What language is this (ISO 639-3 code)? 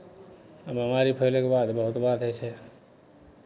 mai